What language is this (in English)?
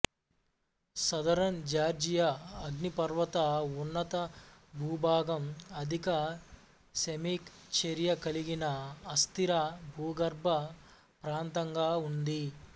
Telugu